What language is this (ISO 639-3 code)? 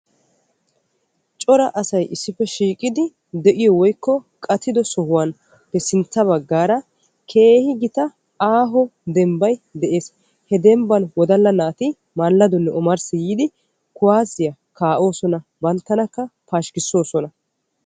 wal